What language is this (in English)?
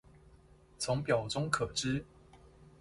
Chinese